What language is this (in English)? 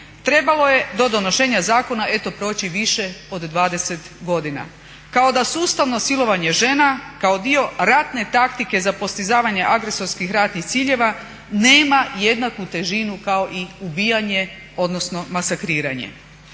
Croatian